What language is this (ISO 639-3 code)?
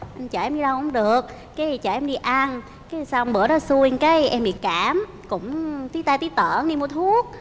vie